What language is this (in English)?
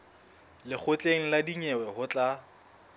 Southern Sotho